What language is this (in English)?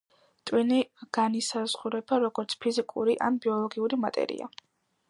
Georgian